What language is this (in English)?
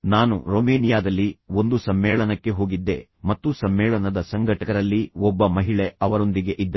Kannada